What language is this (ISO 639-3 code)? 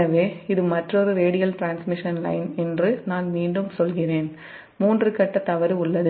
tam